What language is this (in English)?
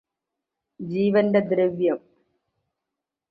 Malayalam